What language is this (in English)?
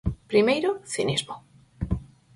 Galician